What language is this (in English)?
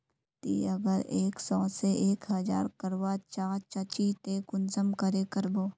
Magahi